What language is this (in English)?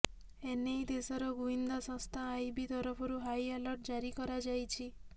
Odia